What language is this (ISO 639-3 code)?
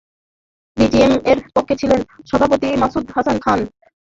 ben